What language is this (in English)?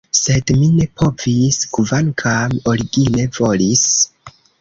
Esperanto